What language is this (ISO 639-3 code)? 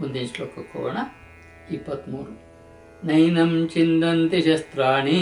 kan